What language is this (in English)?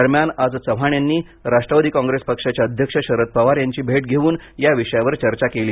Marathi